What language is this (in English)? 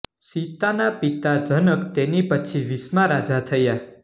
Gujarati